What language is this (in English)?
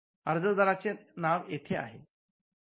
Marathi